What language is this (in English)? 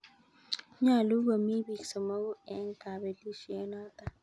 Kalenjin